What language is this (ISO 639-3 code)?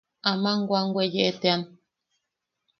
yaq